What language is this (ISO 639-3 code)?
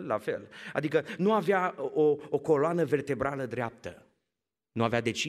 ron